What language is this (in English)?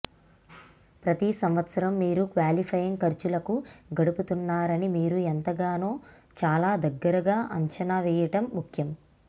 Telugu